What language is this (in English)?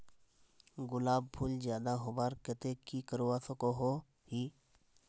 Magahi